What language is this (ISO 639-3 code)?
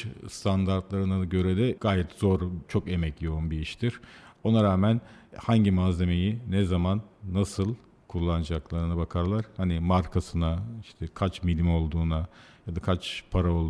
tur